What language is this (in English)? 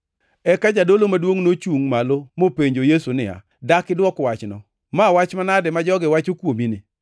Luo (Kenya and Tanzania)